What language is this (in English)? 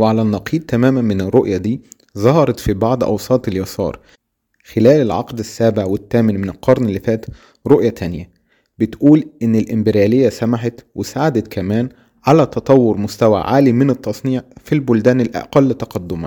Arabic